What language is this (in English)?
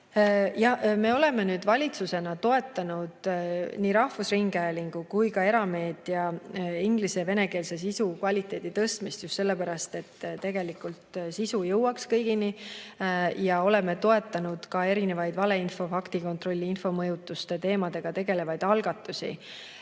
Estonian